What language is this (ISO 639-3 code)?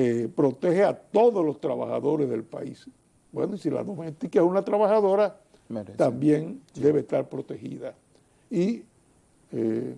spa